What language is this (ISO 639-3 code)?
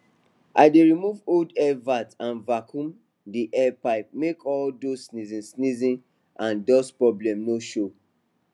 pcm